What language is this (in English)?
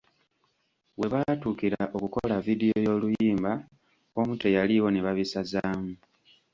Ganda